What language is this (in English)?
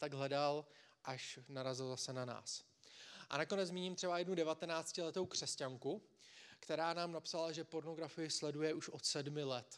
Czech